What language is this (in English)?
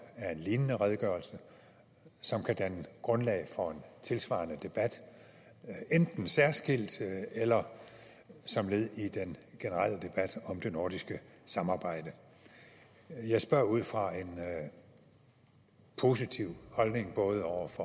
Danish